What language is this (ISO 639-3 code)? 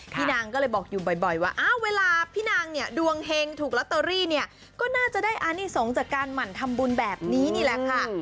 tha